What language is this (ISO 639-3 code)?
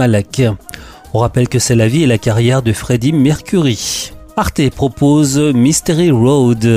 fra